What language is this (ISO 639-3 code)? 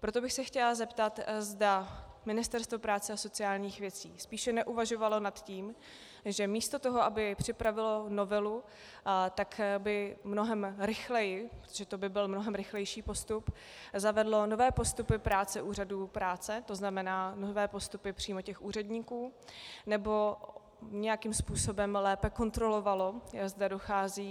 ces